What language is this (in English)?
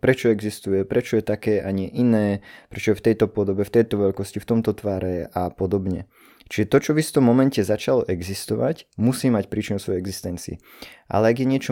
Slovak